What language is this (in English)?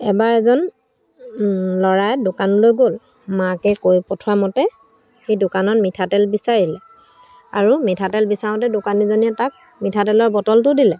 Assamese